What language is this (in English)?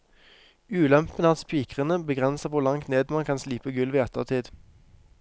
Norwegian